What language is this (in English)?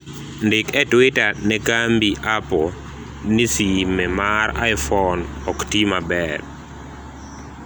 Luo (Kenya and Tanzania)